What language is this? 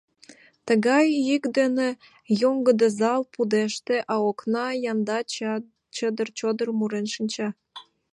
Mari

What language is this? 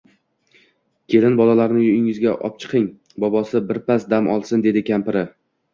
Uzbek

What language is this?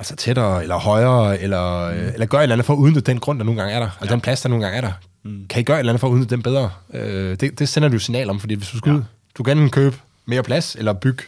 Danish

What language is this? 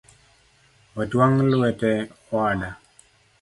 Luo (Kenya and Tanzania)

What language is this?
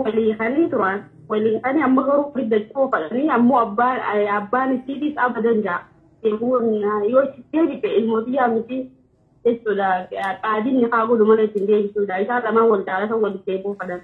Arabic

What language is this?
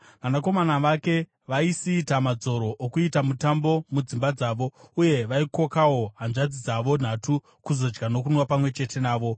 Shona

